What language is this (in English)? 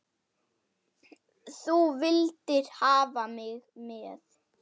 Icelandic